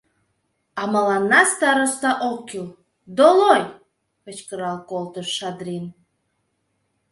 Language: Mari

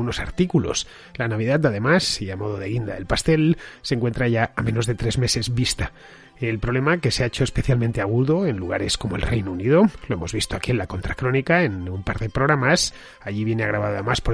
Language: Spanish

